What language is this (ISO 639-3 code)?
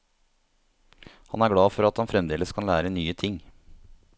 nor